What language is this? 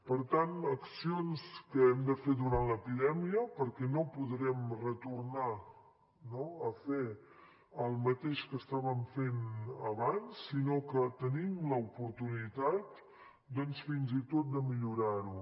Catalan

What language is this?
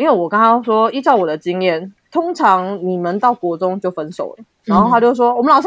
Chinese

